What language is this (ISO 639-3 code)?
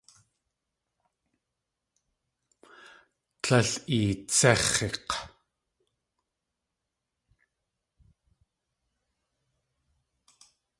tli